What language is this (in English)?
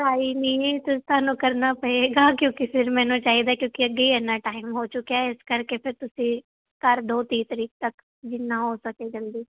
Punjabi